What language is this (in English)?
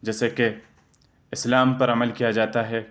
Urdu